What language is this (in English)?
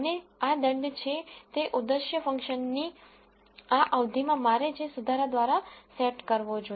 Gujarati